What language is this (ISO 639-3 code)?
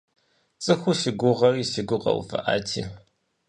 kbd